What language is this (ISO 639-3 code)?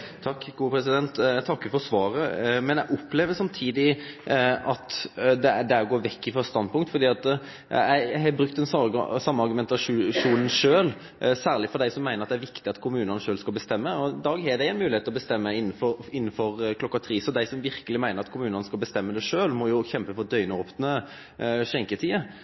nor